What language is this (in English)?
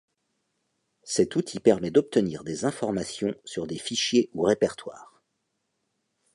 French